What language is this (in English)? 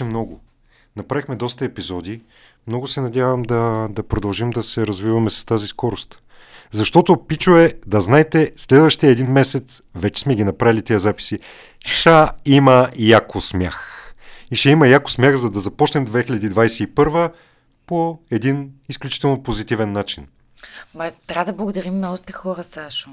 Bulgarian